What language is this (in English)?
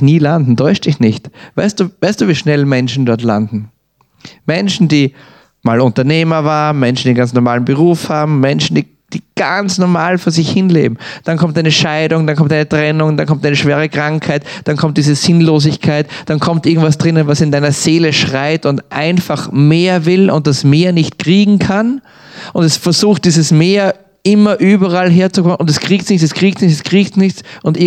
German